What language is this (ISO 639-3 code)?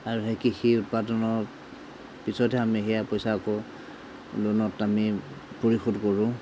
asm